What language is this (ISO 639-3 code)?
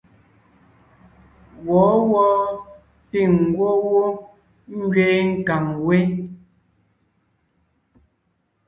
nnh